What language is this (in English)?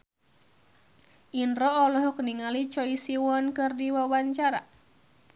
Sundanese